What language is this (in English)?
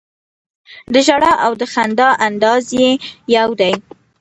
Pashto